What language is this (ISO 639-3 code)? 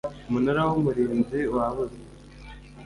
kin